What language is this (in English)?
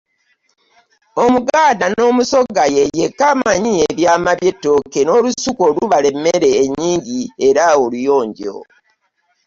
Ganda